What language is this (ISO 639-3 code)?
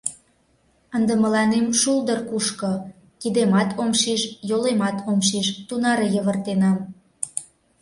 chm